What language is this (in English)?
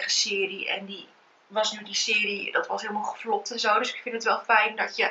Dutch